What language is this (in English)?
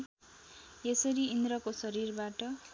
Nepali